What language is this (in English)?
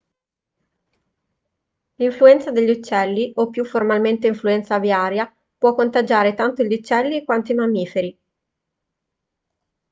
Italian